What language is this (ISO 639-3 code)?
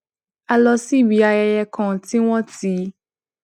yor